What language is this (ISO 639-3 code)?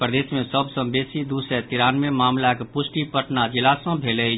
mai